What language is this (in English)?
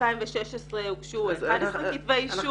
Hebrew